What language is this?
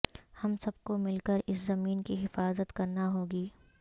Urdu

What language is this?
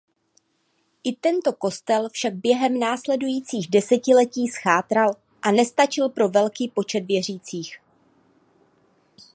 Czech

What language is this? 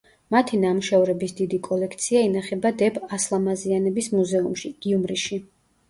Georgian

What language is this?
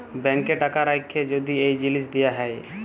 Bangla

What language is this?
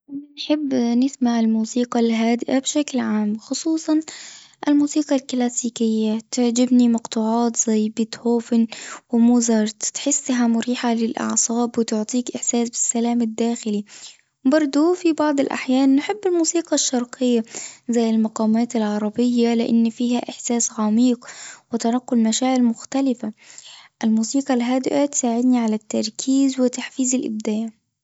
Tunisian Arabic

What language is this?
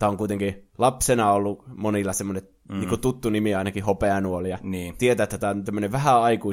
Finnish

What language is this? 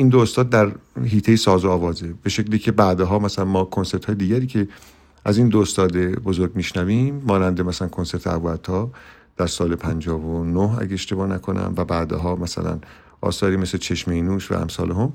Persian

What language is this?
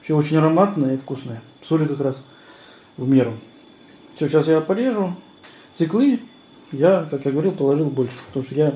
Russian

